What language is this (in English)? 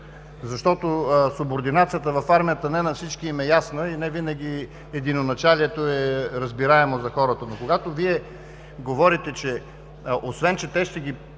Bulgarian